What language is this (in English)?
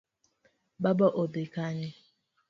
Luo (Kenya and Tanzania)